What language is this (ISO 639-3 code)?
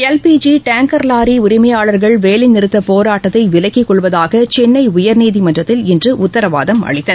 tam